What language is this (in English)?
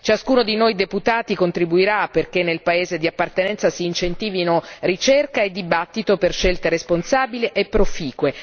Italian